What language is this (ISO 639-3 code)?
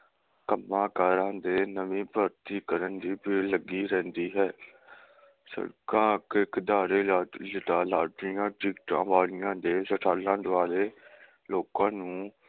pan